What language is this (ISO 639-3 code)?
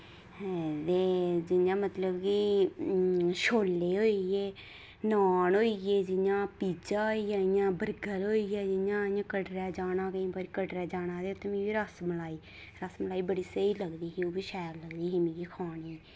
doi